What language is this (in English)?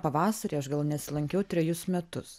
Lithuanian